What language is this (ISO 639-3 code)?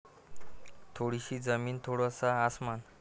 mar